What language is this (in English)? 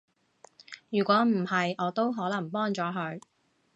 Cantonese